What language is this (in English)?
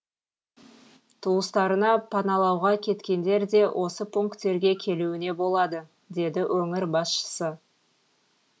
Kazakh